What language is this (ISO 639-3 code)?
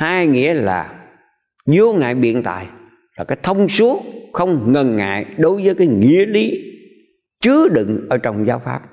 vie